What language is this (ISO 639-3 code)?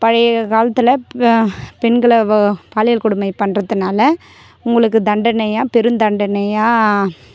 tam